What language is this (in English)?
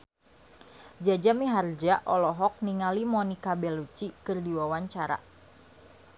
Sundanese